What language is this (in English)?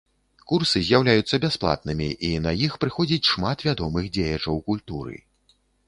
Belarusian